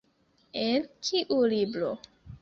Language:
Esperanto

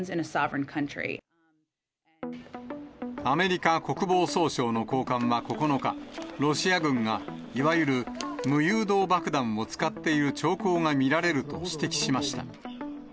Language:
Japanese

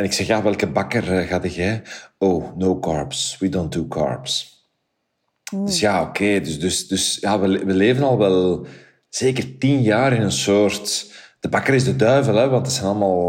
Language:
Dutch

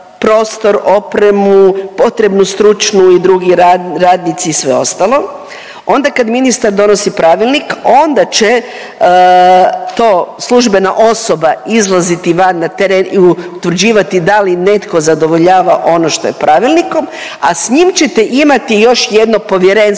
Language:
Croatian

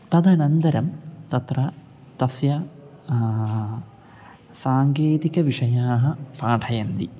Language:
Sanskrit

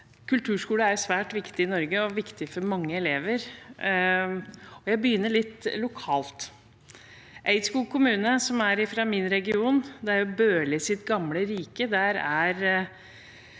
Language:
Norwegian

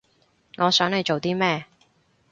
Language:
Cantonese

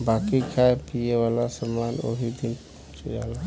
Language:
Bhojpuri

